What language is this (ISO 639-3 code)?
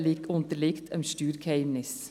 gsw